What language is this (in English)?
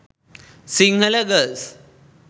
Sinhala